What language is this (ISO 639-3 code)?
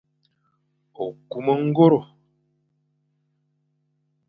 fan